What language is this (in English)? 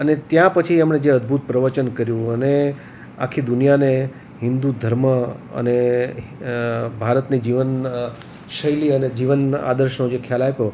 Gujarati